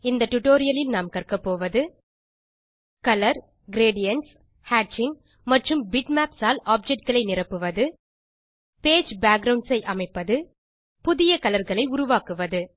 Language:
Tamil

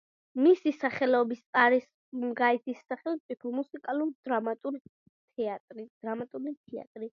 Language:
Georgian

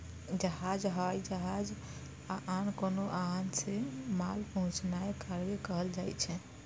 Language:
Maithili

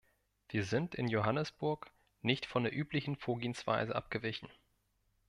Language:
German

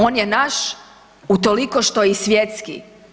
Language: Croatian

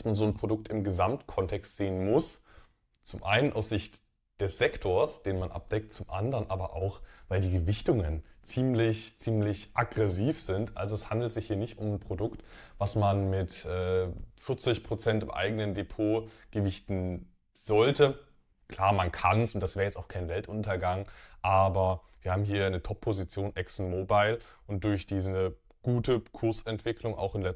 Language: German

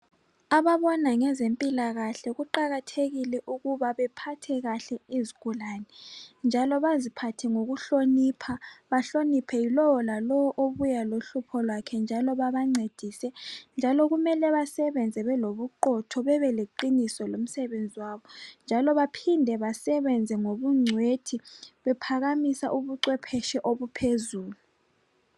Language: North Ndebele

